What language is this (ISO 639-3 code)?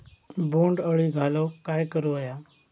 mar